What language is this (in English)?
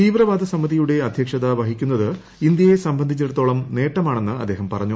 Malayalam